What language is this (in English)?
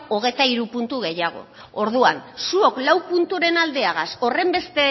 Basque